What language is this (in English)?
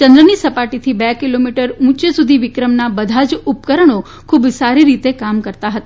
Gujarati